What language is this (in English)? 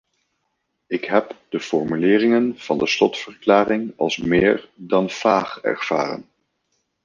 Dutch